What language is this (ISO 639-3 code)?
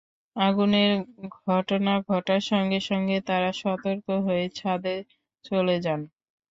ben